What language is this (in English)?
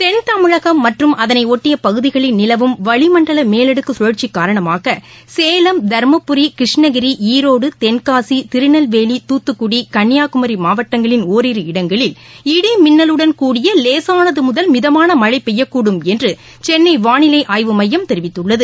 Tamil